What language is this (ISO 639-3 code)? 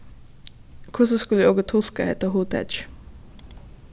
fao